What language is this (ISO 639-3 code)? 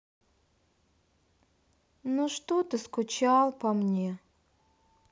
rus